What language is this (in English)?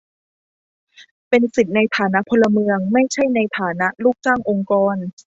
Thai